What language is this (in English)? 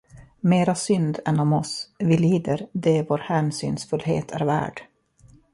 Swedish